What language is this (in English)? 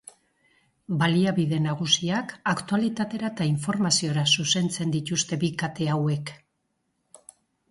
Basque